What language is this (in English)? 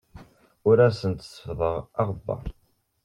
Kabyle